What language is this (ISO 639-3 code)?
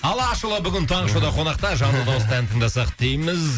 kaz